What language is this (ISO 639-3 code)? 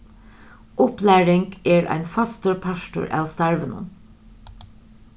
fao